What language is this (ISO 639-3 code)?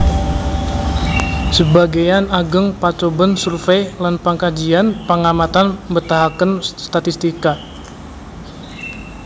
jav